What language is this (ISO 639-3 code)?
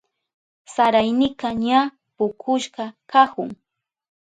qup